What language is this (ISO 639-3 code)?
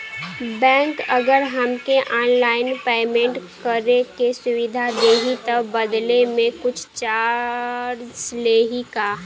bho